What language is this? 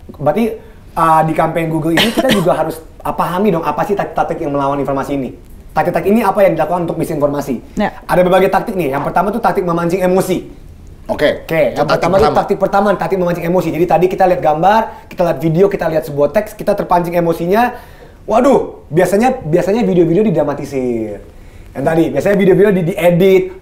Indonesian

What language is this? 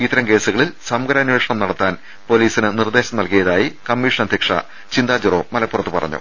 Malayalam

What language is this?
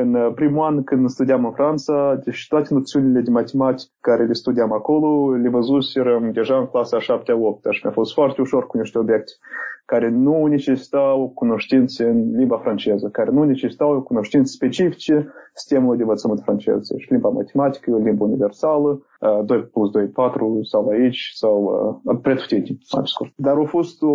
Romanian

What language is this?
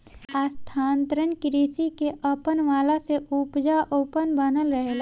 Bhojpuri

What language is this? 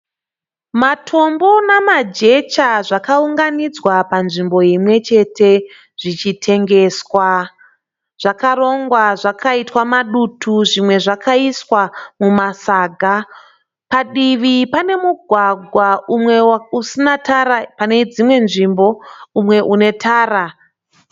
Shona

